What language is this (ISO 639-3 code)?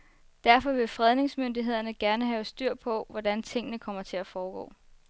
dan